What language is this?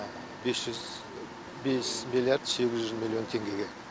Kazakh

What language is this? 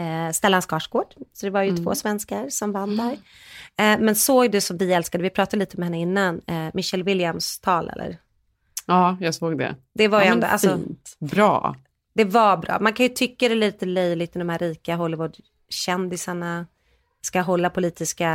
Swedish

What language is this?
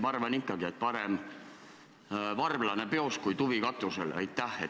Estonian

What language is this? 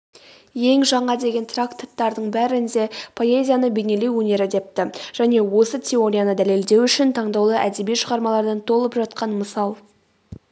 Kazakh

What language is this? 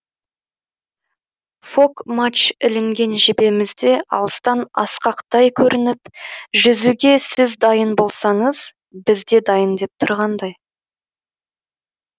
Kazakh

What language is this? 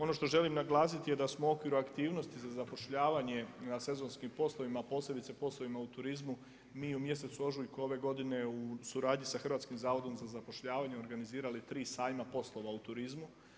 Croatian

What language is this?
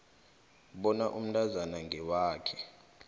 South Ndebele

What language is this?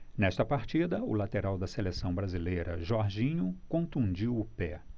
Portuguese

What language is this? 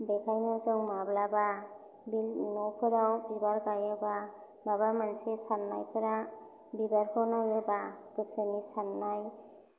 Bodo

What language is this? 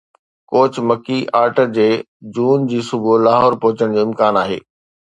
Sindhi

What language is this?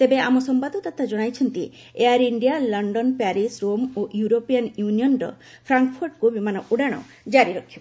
Odia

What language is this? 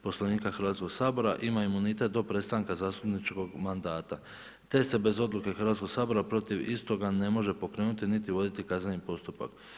Croatian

